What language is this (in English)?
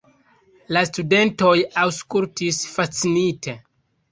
Esperanto